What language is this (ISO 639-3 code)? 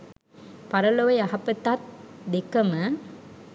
sin